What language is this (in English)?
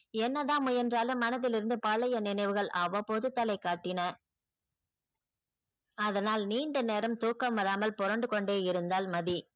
Tamil